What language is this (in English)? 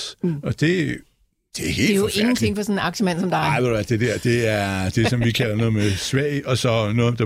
Danish